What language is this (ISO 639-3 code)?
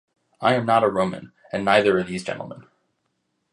eng